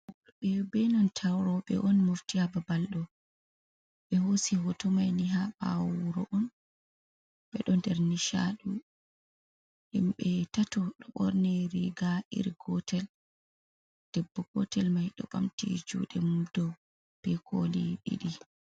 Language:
Fula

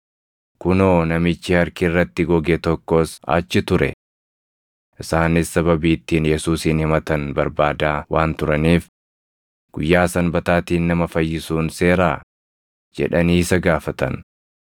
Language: Oromo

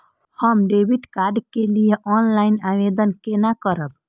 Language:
Maithili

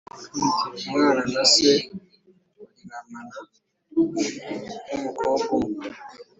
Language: Kinyarwanda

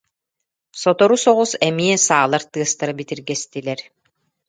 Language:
Yakut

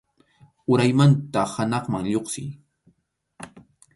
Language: Arequipa-La Unión Quechua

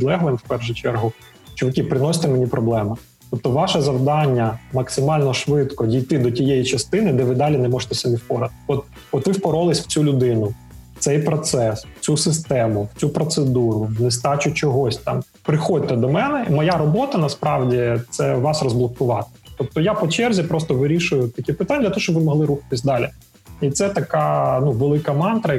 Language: Ukrainian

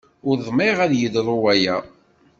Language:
Kabyle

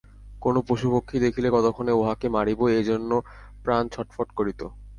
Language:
Bangla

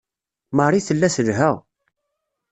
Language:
Kabyle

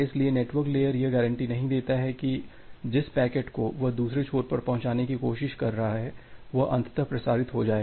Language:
Hindi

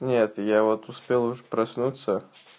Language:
Russian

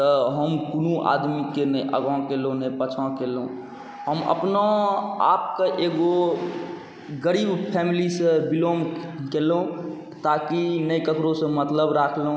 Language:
Maithili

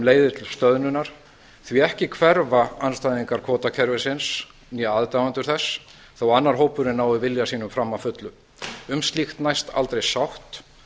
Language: Icelandic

